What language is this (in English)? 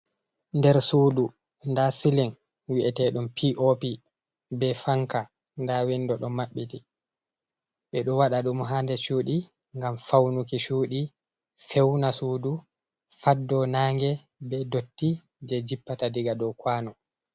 Fula